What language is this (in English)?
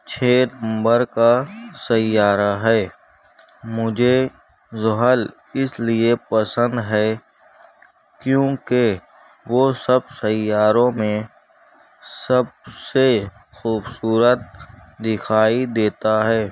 Urdu